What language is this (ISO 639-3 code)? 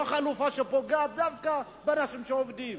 heb